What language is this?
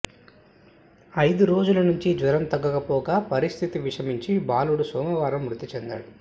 Telugu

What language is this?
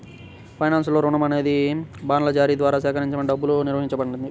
Telugu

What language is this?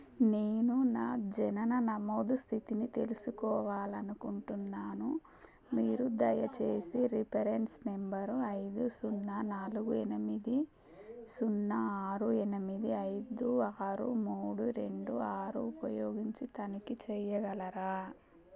Telugu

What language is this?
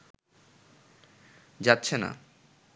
Bangla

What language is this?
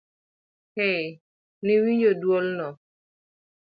Luo (Kenya and Tanzania)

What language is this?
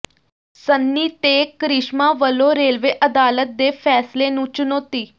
Punjabi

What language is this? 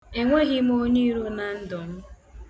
Igbo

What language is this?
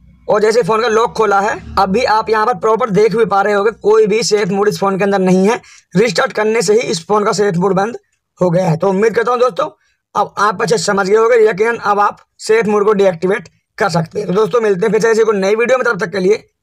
Hindi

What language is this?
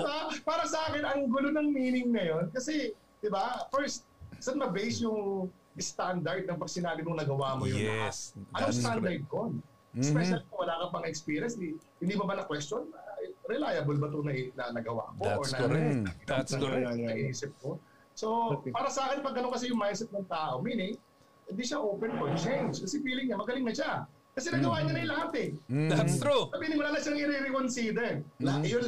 Filipino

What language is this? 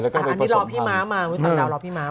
Thai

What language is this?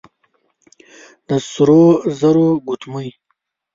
Pashto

